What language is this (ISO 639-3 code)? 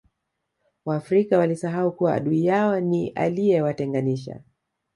swa